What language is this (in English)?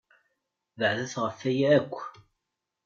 Kabyle